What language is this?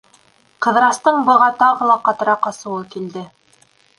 Bashkir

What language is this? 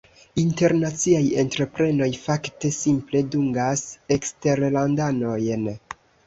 Esperanto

